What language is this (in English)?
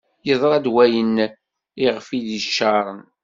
Kabyle